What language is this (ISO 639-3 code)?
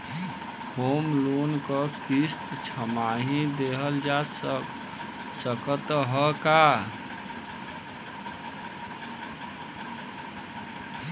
bho